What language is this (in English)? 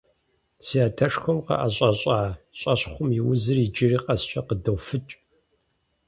Kabardian